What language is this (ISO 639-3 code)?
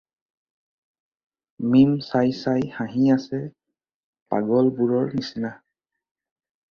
asm